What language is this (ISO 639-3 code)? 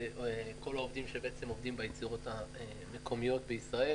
heb